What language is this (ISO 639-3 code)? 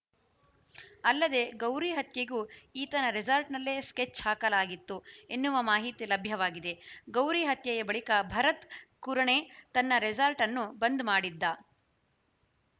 kan